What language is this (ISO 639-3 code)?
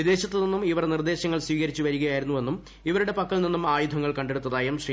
mal